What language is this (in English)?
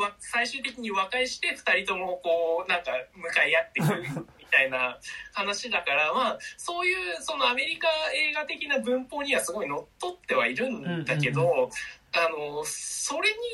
Japanese